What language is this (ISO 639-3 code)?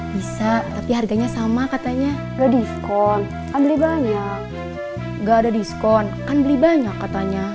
ind